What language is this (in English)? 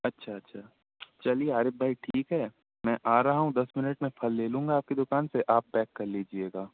Urdu